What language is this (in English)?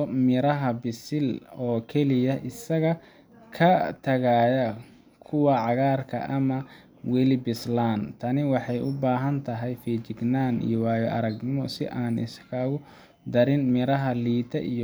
Somali